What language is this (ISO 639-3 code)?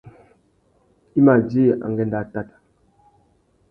bag